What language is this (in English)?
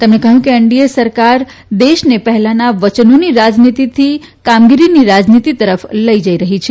Gujarati